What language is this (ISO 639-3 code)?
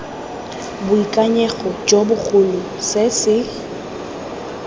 tsn